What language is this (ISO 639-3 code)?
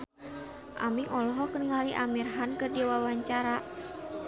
sun